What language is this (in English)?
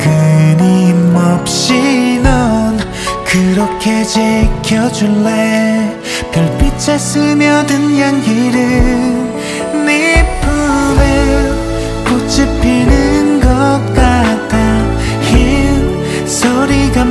Korean